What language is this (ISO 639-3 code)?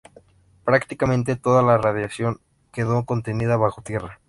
spa